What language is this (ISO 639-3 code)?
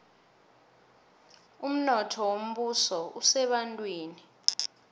nbl